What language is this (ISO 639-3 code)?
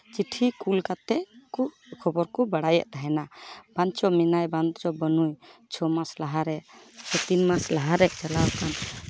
sat